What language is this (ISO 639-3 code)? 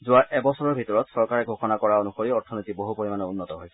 asm